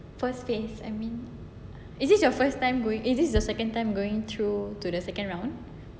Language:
English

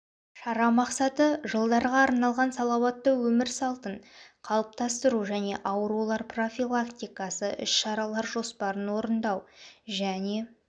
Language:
Kazakh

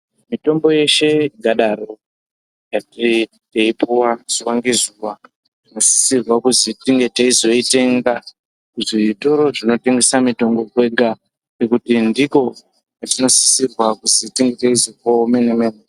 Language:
Ndau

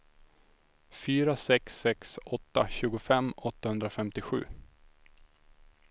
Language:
Swedish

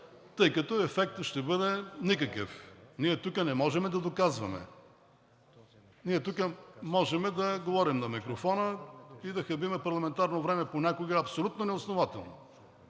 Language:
Bulgarian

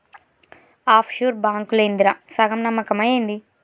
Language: Telugu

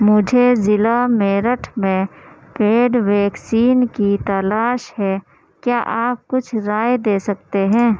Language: Urdu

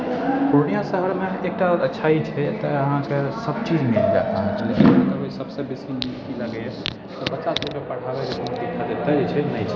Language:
Maithili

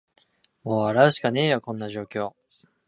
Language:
Japanese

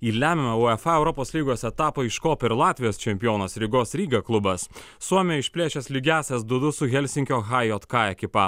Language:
Lithuanian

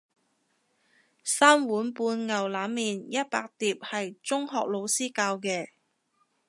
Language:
Cantonese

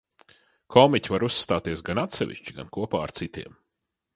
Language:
Latvian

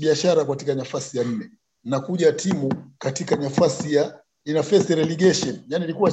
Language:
Swahili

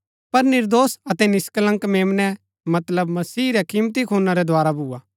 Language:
Gaddi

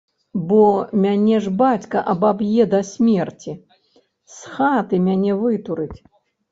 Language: Belarusian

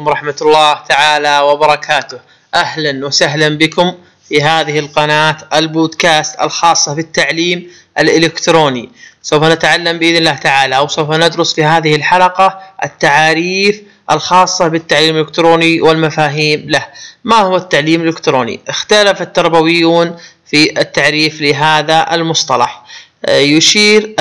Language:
Arabic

